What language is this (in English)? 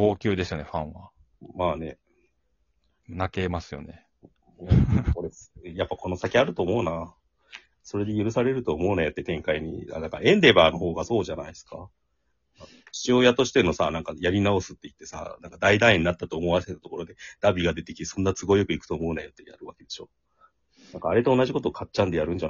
Japanese